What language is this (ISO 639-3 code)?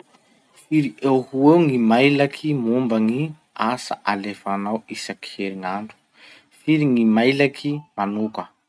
msh